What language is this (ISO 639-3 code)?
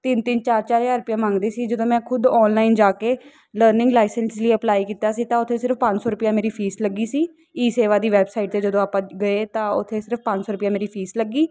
pan